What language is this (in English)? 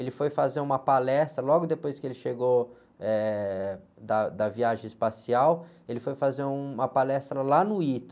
Portuguese